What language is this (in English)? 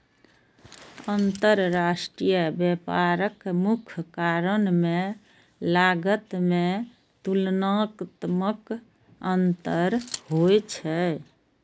Maithili